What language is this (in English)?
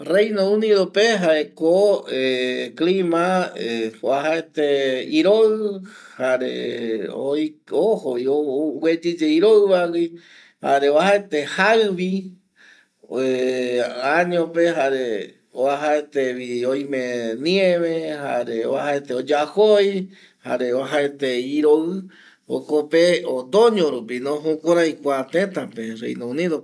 Eastern Bolivian Guaraní